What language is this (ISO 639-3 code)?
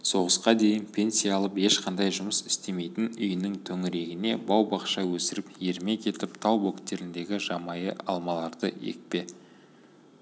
kaz